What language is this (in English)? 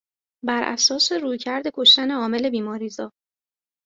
Persian